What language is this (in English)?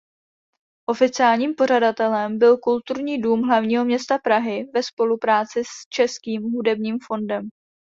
Czech